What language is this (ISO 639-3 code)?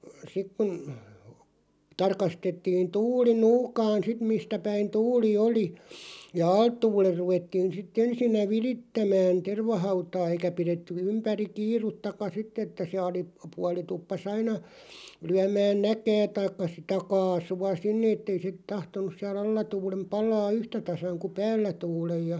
fin